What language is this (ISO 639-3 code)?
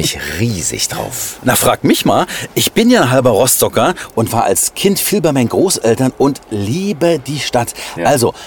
deu